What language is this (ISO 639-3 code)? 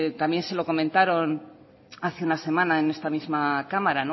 spa